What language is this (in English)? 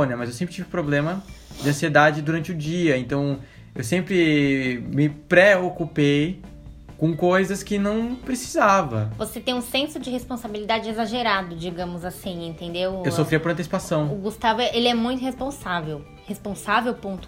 Portuguese